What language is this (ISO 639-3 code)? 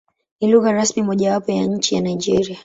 swa